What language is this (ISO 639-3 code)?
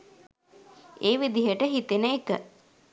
sin